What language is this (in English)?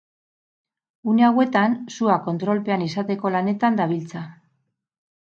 Basque